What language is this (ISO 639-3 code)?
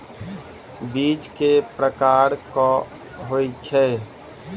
mai